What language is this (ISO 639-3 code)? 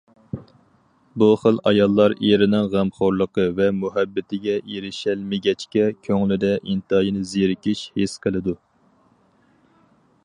uig